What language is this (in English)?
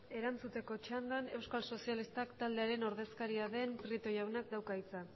Basque